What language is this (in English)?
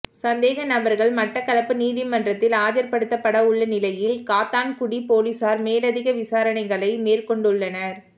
Tamil